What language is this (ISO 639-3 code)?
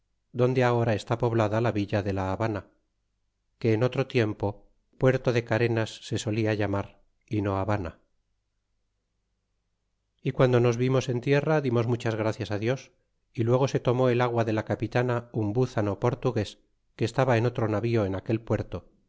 spa